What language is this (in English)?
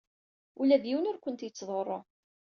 Kabyle